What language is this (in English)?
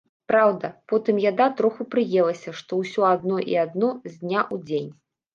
Belarusian